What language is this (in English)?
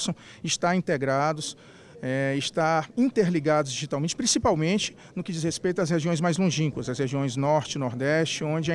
Portuguese